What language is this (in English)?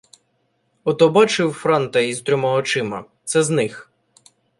Ukrainian